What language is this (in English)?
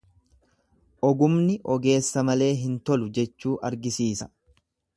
Oromo